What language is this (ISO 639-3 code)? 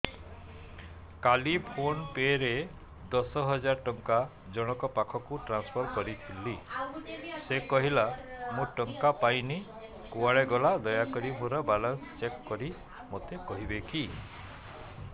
ori